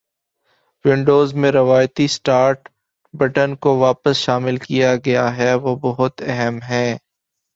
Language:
Urdu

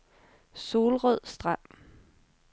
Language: Danish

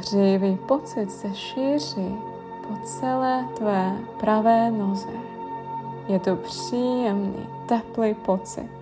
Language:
Czech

